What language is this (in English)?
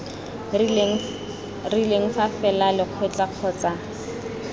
Tswana